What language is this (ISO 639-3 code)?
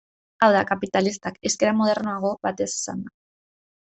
eus